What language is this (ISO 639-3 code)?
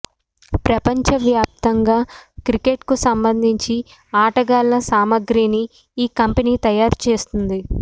tel